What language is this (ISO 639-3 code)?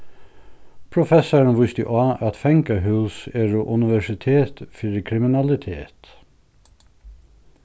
fao